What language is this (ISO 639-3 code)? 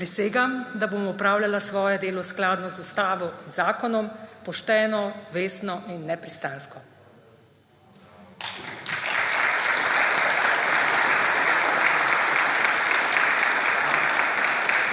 slv